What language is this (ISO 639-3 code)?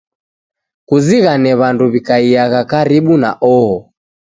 dav